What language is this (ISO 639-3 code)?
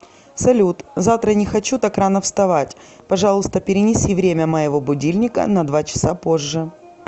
rus